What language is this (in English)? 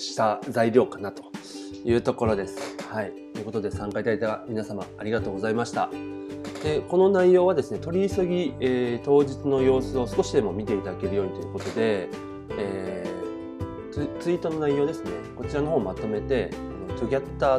Japanese